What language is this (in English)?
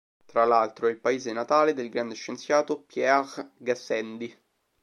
Italian